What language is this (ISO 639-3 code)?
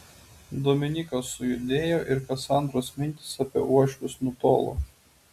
lit